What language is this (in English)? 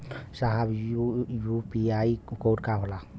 Bhojpuri